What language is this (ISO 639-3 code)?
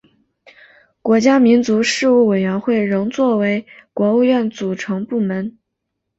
zho